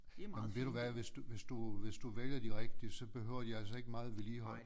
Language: Danish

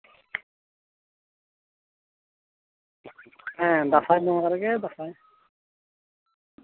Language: Santali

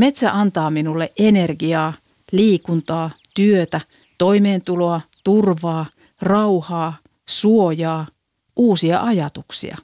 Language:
Finnish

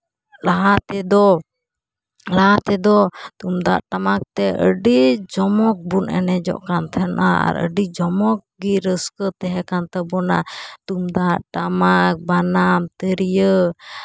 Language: Santali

